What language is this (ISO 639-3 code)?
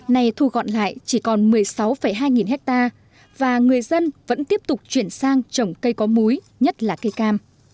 vie